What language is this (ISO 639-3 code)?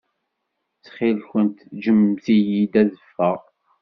kab